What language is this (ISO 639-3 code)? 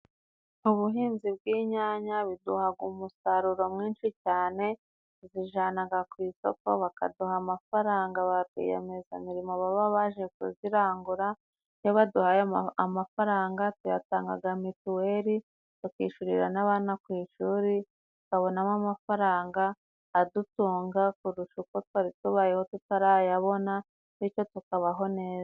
kin